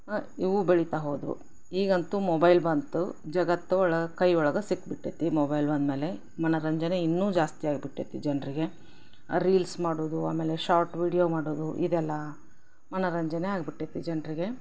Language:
Kannada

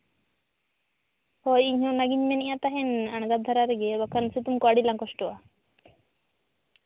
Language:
Santali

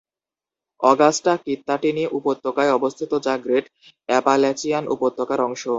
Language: Bangla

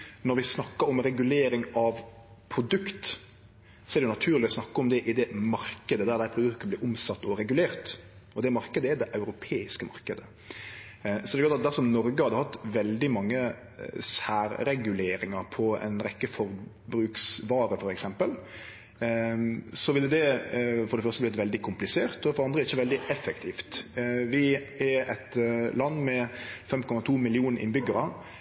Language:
Norwegian Nynorsk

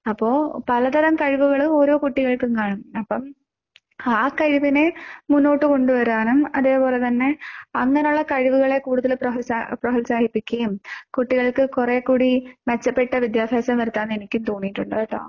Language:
Malayalam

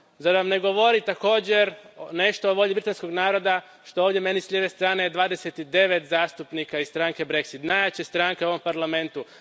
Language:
Croatian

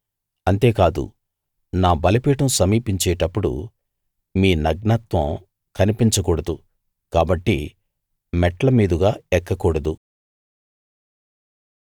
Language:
Telugu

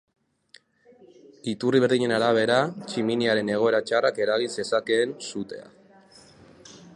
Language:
Basque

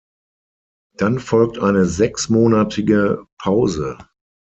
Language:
German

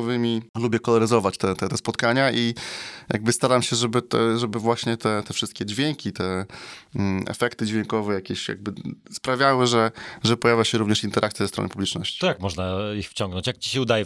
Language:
Polish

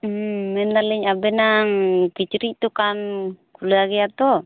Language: Santali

